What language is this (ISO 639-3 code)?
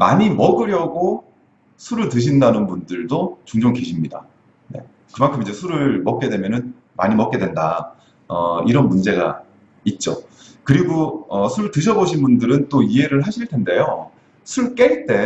kor